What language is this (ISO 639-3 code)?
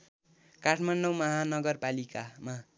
nep